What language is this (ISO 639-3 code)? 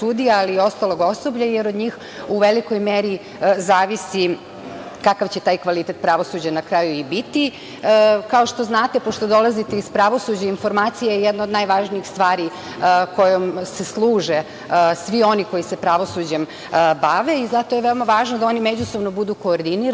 srp